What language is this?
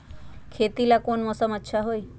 Magahi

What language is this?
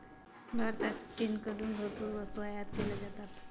Marathi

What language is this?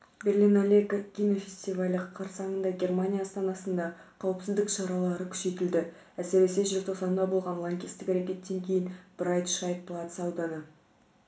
Kazakh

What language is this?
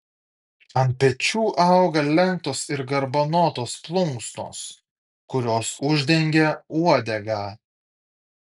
Lithuanian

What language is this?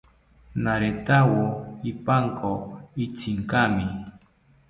South Ucayali Ashéninka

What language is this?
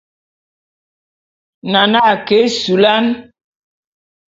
Bulu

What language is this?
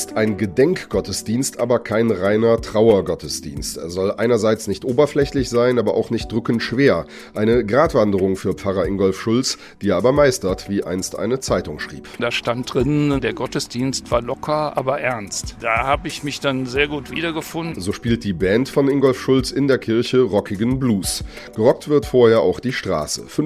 German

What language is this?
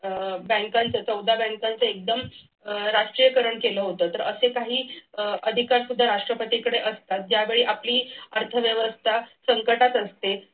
Marathi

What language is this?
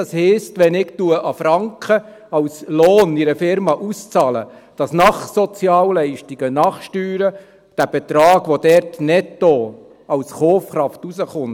Swiss German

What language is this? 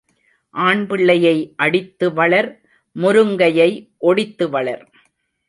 Tamil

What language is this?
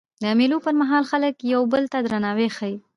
Pashto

